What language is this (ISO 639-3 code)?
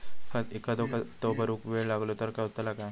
mar